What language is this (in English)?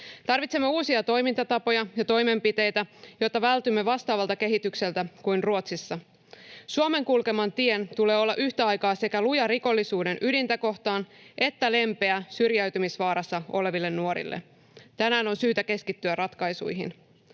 Finnish